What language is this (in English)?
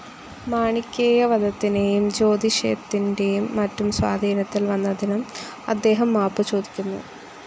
Malayalam